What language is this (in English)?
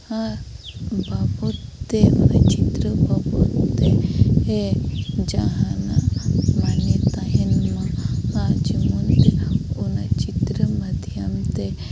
Santali